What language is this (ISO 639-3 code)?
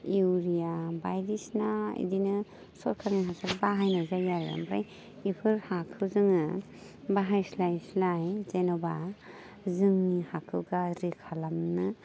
brx